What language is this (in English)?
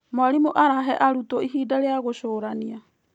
Kikuyu